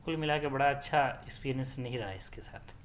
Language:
Urdu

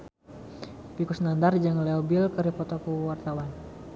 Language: Sundanese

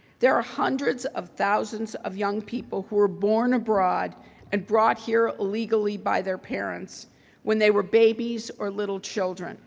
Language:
English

